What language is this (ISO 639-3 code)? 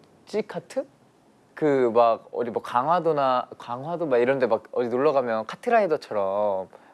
kor